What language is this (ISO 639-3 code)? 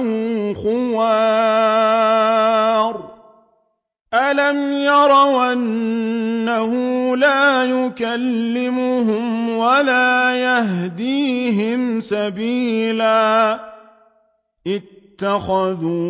ara